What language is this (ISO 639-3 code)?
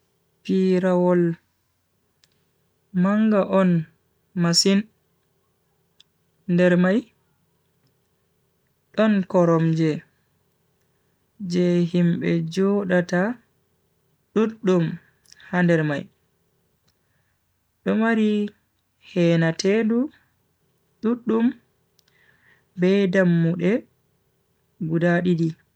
fui